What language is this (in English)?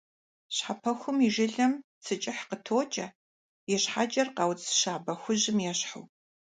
Kabardian